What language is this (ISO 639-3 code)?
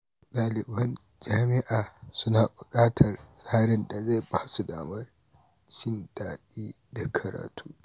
hau